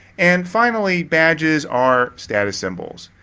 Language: English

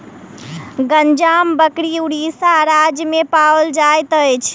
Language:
Maithili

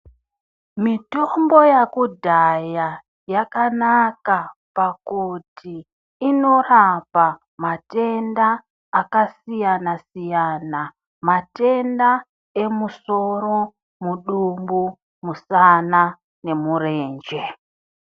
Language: Ndau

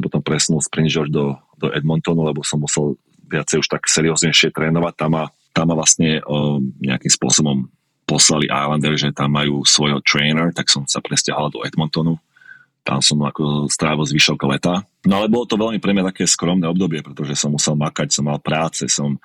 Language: Slovak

